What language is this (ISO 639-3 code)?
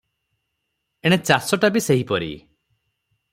ori